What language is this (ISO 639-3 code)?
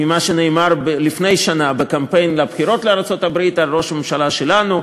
heb